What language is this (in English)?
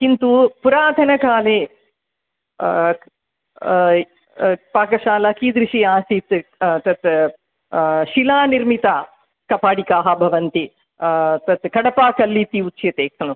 Sanskrit